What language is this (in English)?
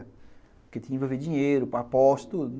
Portuguese